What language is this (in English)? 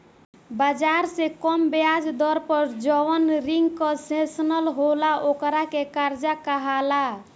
Bhojpuri